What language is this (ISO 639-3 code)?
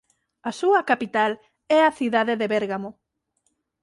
glg